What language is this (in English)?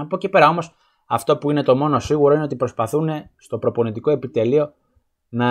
Greek